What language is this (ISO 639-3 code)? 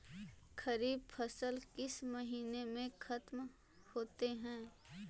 mag